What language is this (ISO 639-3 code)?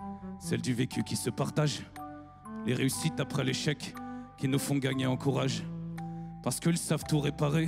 fra